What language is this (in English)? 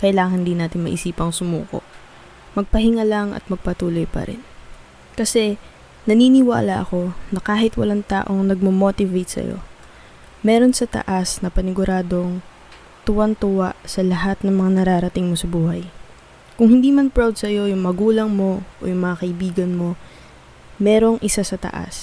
Filipino